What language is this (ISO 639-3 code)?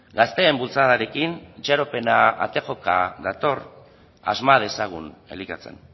eus